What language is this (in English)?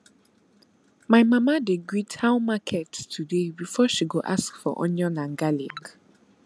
Nigerian Pidgin